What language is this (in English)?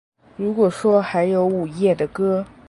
Chinese